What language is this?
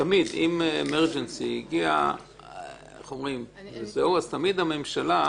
Hebrew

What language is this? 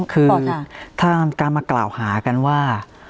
Thai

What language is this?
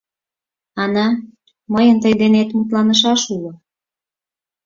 Mari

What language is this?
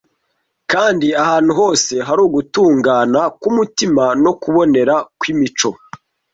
Kinyarwanda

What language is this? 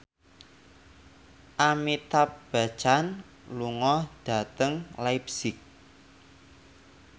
Javanese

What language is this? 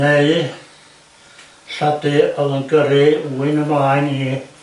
Welsh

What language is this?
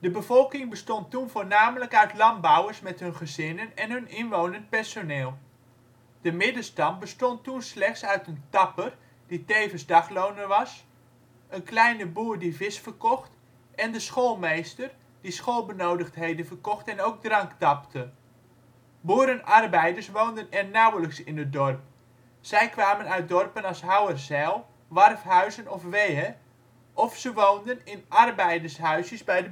Dutch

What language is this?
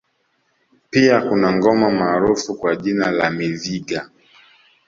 Swahili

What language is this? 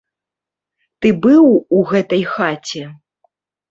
Belarusian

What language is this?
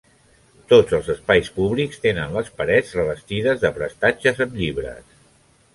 Catalan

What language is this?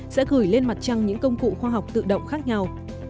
Vietnamese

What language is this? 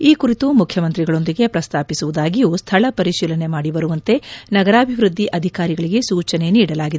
Kannada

